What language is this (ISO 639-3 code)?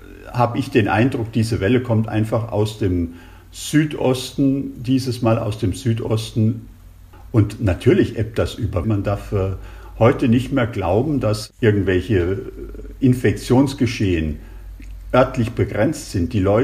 deu